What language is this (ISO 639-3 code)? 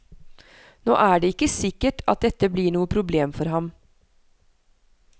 nor